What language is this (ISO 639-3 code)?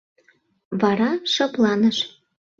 chm